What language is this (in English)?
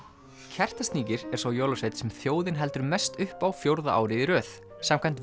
Icelandic